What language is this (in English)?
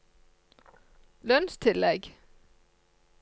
Norwegian